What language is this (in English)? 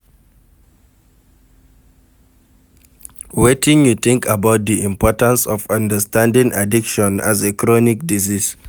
Nigerian Pidgin